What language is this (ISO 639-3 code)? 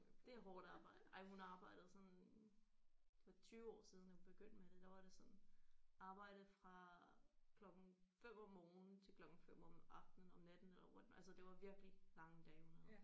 dan